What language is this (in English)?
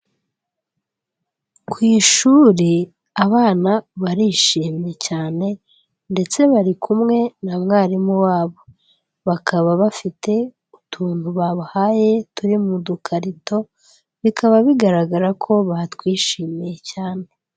Kinyarwanda